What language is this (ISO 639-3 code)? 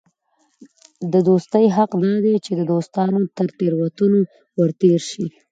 pus